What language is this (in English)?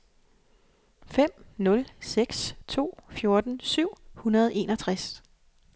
Danish